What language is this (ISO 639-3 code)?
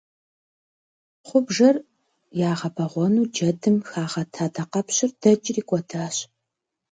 kbd